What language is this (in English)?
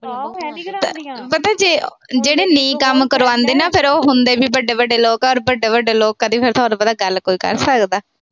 Punjabi